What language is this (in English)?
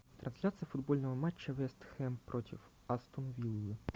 Russian